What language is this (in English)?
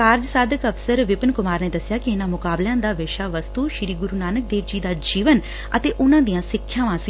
Punjabi